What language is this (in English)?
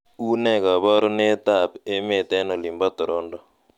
Kalenjin